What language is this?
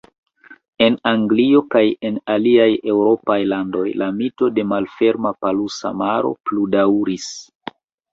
Esperanto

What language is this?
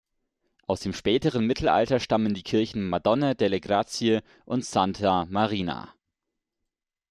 German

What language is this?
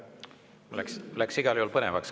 Estonian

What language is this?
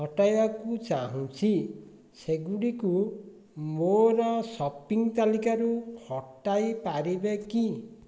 Odia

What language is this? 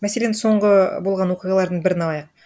Kazakh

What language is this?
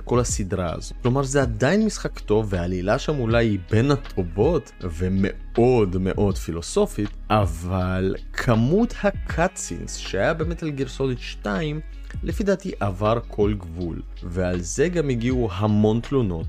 Hebrew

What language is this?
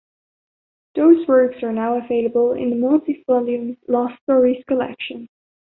English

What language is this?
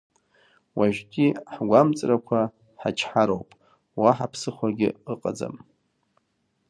Abkhazian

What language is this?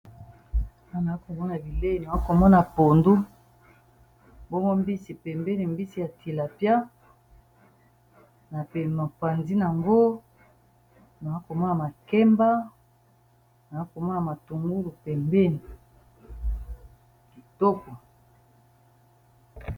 Lingala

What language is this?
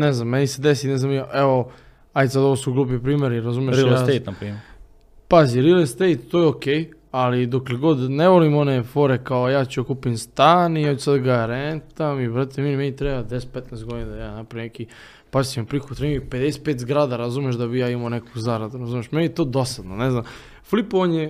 Croatian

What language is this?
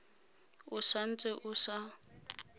Tswana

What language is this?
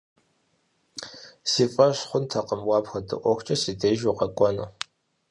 Kabardian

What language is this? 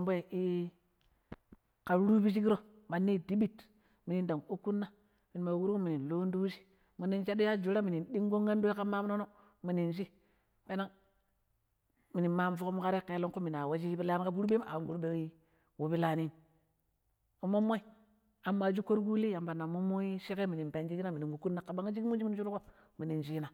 Pero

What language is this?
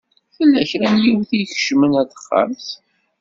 Kabyle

